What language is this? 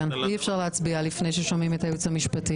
Hebrew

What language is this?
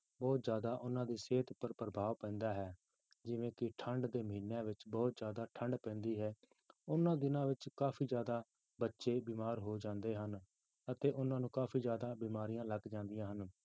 Punjabi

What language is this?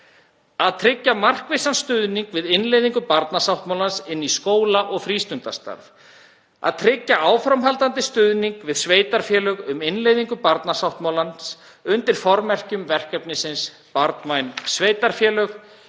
Icelandic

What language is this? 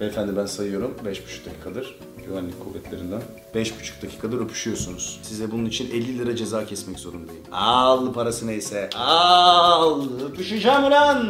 Turkish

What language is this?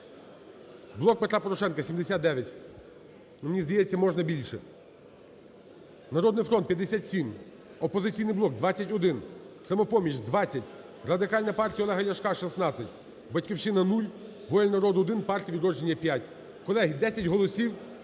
Ukrainian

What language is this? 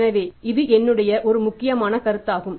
Tamil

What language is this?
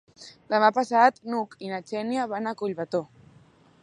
Catalan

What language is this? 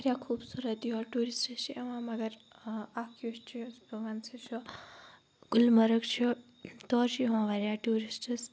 Kashmiri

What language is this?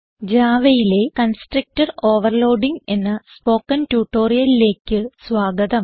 Malayalam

